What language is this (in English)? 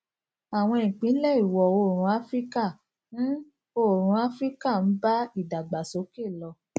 Yoruba